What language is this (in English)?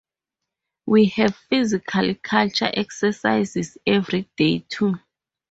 English